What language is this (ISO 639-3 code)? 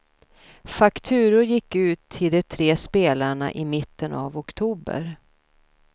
swe